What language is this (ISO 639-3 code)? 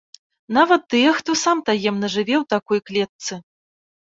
bel